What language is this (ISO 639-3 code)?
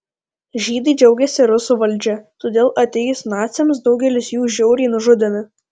lit